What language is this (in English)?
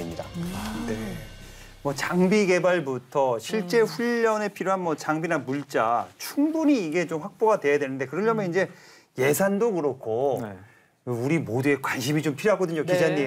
Korean